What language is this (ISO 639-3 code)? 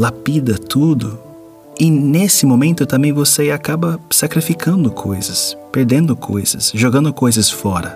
por